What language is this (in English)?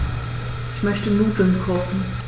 German